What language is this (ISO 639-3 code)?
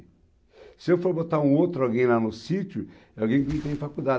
por